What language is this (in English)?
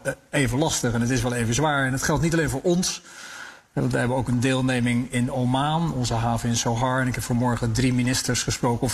Dutch